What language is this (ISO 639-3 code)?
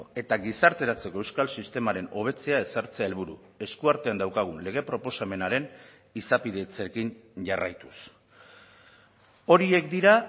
eus